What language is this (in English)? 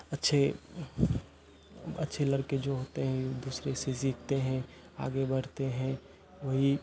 Hindi